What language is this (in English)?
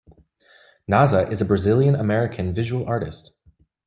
English